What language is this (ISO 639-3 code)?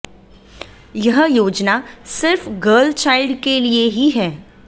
hin